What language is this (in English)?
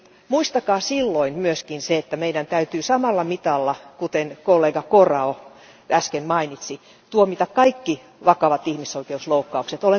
Finnish